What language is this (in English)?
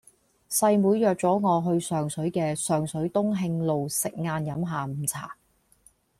Cantonese